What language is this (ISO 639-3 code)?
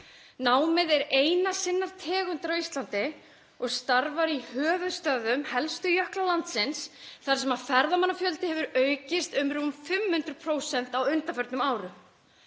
isl